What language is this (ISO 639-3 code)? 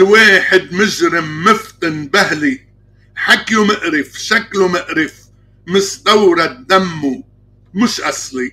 ara